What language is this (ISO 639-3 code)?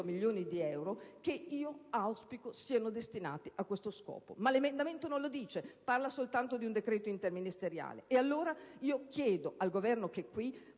ita